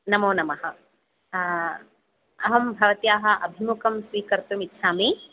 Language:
Sanskrit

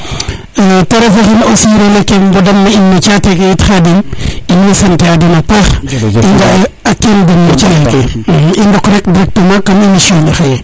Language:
Serer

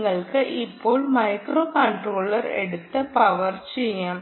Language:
Malayalam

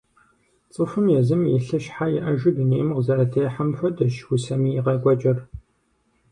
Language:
Kabardian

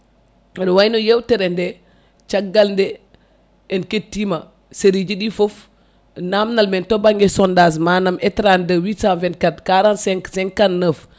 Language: Fula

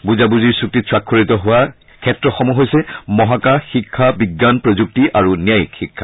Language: Assamese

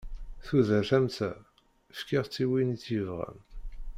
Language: Kabyle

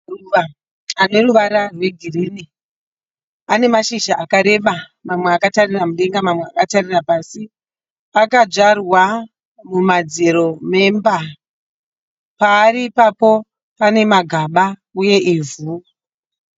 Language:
Shona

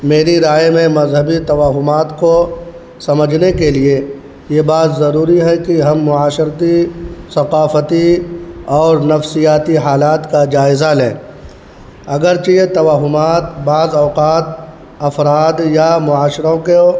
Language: Urdu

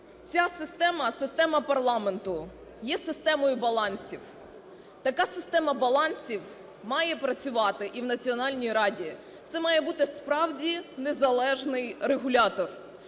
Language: Ukrainian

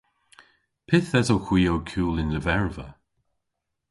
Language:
Cornish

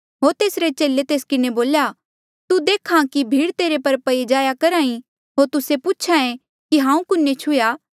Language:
Mandeali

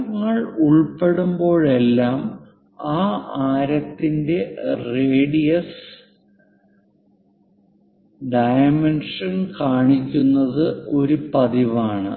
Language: Malayalam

